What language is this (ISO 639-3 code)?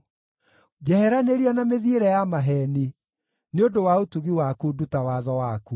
kik